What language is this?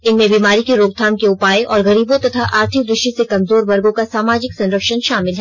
Hindi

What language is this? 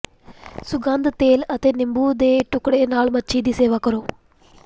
Punjabi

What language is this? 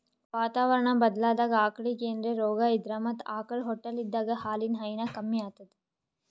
Kannada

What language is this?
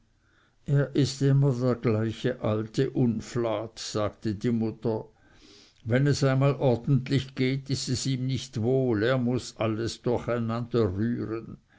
German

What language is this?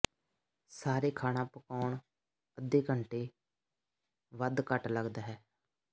Punjabi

